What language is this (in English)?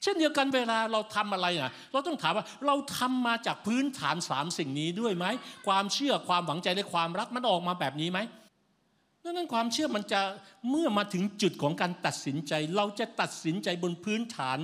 Thai